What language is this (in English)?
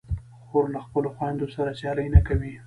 Pashto